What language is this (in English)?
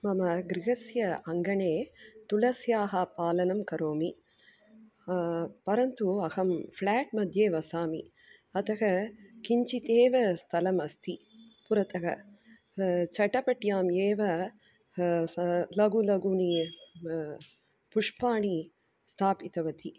Sanskrit